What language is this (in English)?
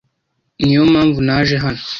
Kinyarwanda